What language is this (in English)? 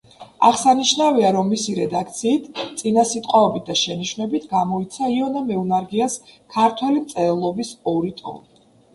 Georgian